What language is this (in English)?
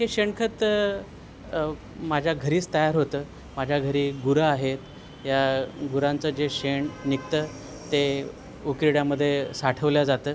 Marathi